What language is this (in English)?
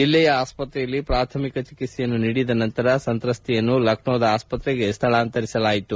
Kannada